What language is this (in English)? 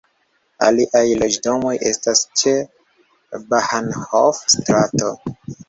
Esperanto